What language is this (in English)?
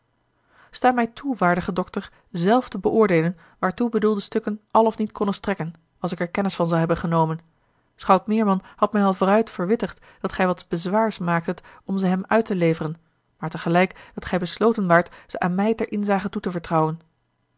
Dutch